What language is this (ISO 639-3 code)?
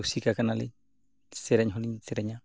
sat